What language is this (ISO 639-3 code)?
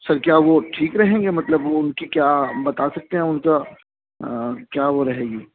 urd